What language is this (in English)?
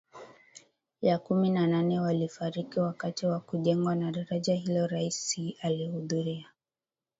Swahili